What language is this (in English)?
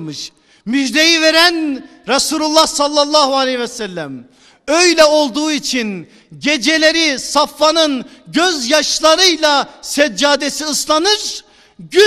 Turkish